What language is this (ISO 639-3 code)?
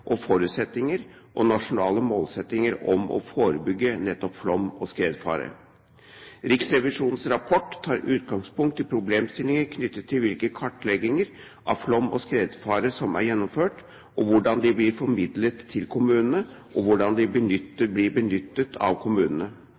nob